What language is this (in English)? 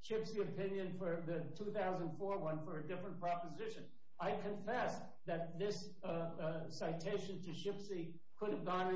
English